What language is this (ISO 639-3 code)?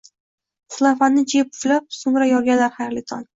uzb